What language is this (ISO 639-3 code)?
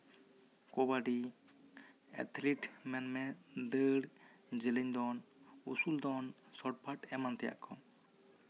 sat